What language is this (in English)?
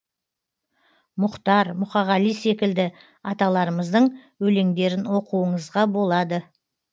Kazakh